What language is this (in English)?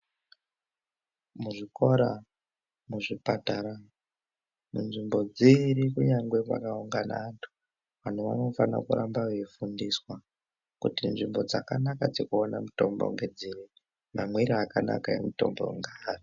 Ndau